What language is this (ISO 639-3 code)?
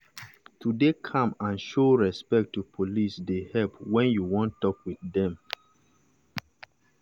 pcm